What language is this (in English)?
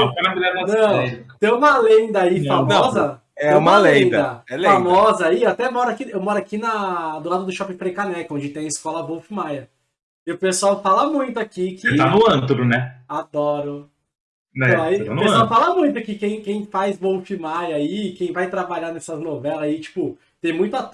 Portuguese